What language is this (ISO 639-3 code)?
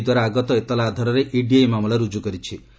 ori